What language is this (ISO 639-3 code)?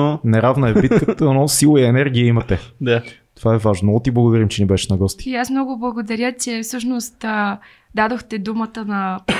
bul